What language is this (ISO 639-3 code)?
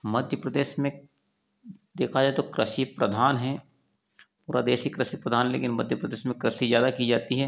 hin